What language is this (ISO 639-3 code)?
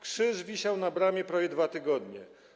pol